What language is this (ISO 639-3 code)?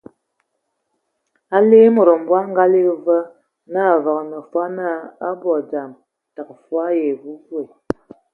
ewo